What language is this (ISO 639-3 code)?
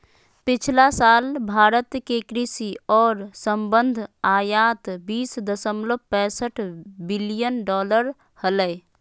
mag